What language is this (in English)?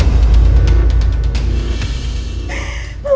Indonesian